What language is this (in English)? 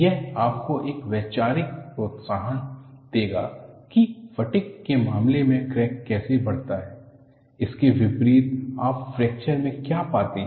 Hindi